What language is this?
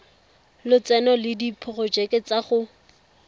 Tswana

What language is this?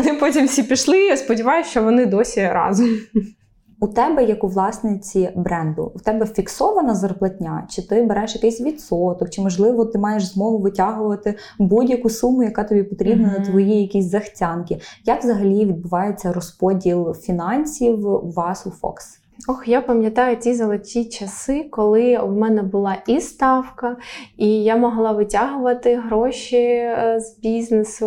Ukrainian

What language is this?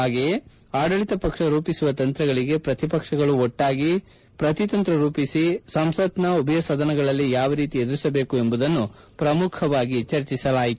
Kannada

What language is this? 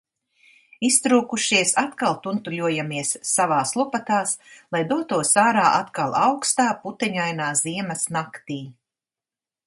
Latvian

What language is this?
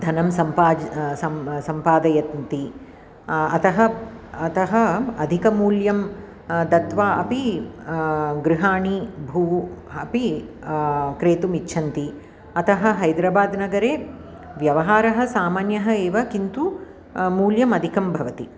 Sanskrit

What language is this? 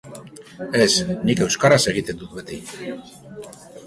Basque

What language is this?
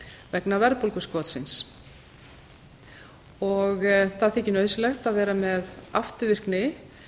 Icelandic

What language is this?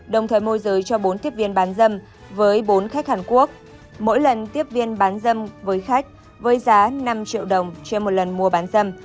Vietnamese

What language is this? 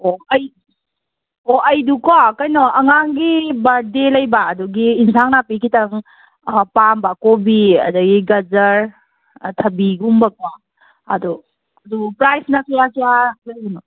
Manipuri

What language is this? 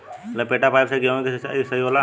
Bhojpuri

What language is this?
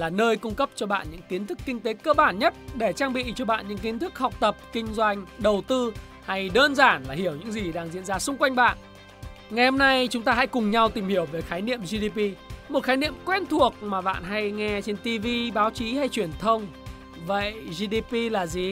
Vietnamese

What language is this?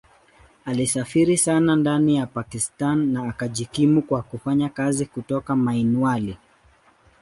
Swahili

